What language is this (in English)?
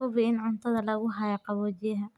Somali